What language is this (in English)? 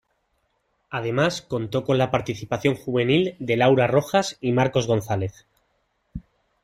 Spanish